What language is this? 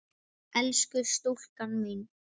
Icelandic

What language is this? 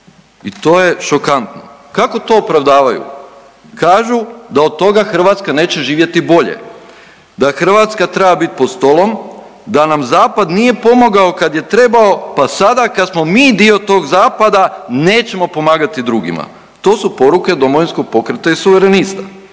Croatian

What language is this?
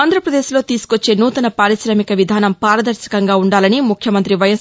Telugu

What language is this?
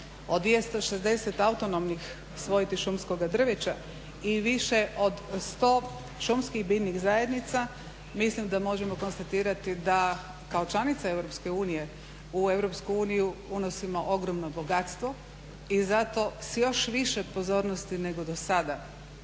Croatian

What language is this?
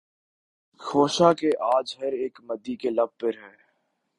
Urdu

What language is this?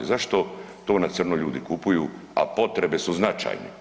Croatian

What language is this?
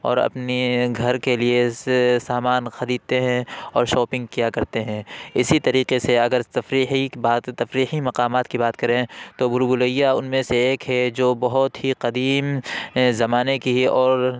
Urdu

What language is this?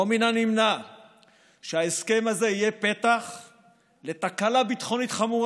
Hebrew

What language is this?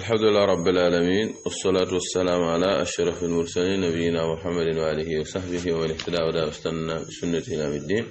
Arabic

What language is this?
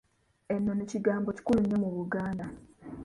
Ganda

